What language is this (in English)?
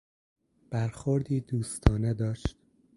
Persian